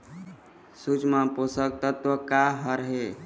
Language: Chhattisgarhi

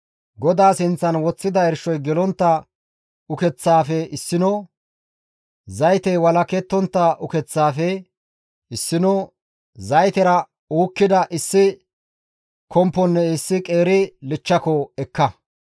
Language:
Gamo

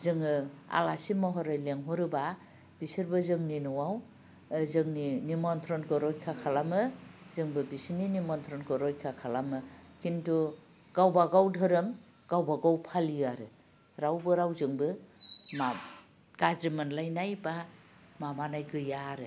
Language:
Bodo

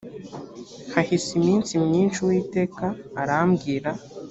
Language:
Kinyarwanda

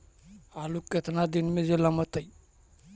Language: Magahi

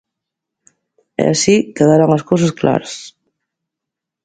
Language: Galician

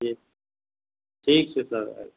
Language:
Maithili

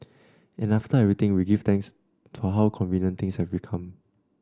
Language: English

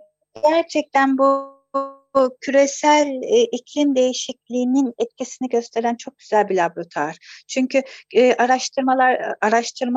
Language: Turkish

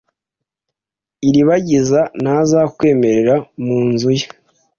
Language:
Kinyarwanda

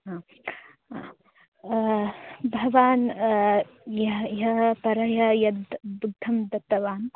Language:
Sanskrit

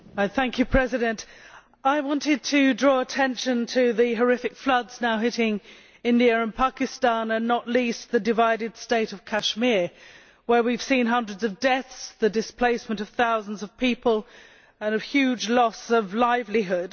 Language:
English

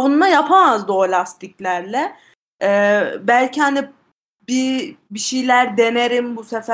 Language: Turkish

